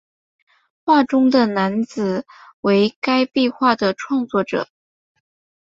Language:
Chinese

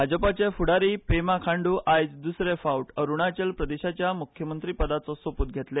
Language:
Konkani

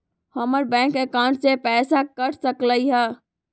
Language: Magahi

